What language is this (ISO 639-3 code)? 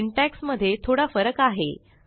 mar